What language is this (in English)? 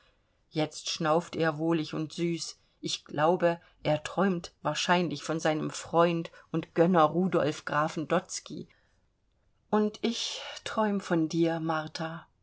German